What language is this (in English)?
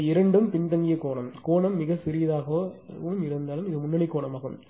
Tamil